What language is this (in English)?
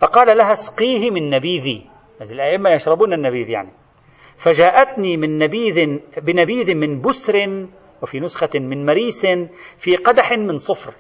Arabic